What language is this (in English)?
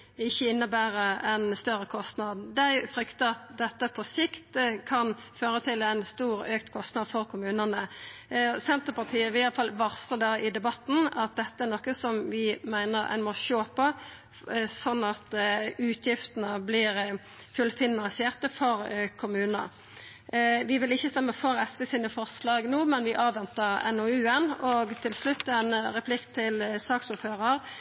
Norwegian Nynorsk